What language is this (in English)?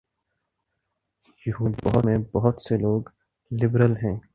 Urdu